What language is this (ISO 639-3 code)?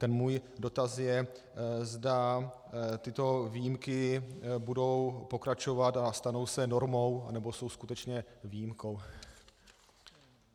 ces